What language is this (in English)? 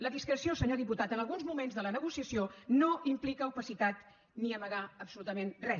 Catalan